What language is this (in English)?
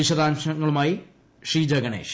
Malayalam